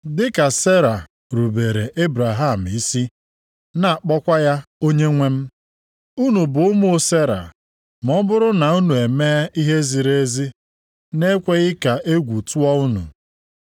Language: Igbo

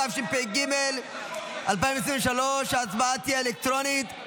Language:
Hebrew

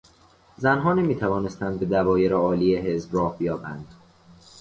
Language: Persian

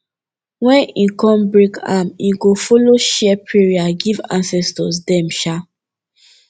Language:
Nigerian Pidgin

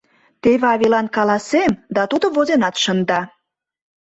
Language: Mari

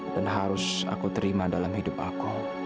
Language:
Indonesian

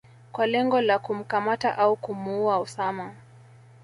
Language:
Swahili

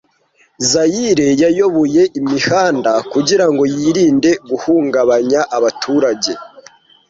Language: Kinyarwanda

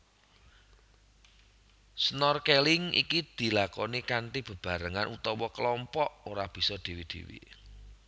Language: Javanese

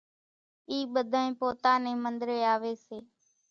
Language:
Kachi Koli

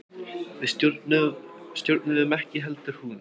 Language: Icelandic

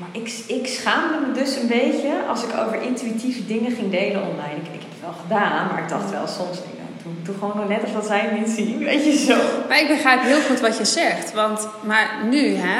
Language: Dutch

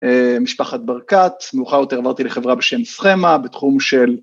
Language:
Hebrew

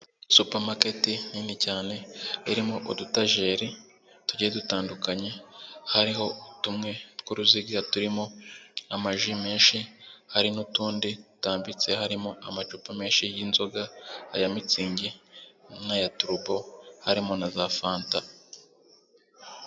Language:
Kinyarwanda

